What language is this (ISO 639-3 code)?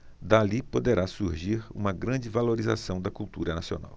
por